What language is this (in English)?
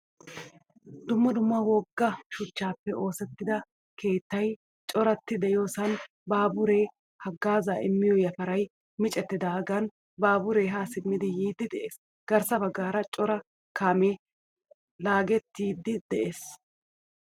Wolaytta